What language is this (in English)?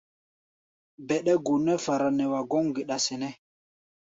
Gbaya